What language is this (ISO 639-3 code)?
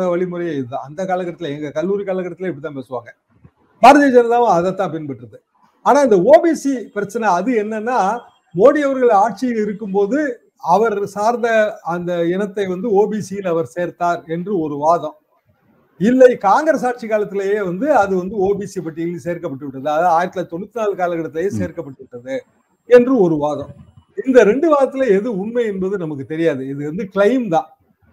tam